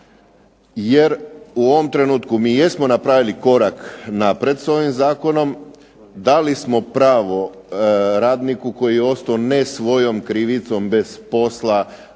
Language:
Croatian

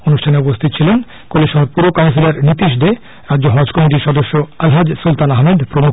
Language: Bangla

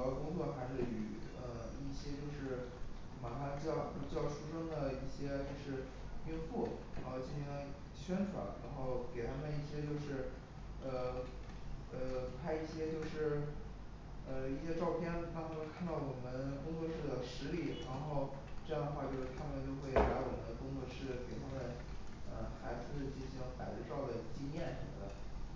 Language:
Chinese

